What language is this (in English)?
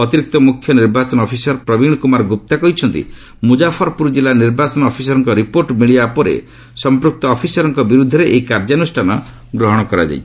Odia